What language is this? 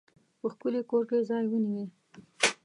Pashto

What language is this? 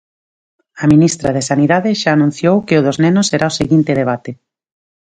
Galician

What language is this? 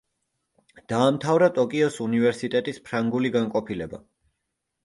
Georgian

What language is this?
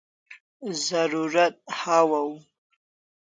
Kalasha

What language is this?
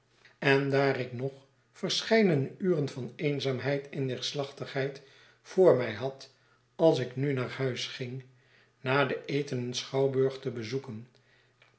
Dutch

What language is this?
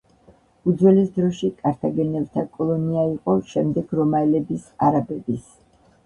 Georgian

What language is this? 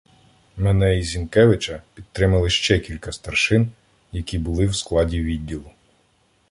Ukrainian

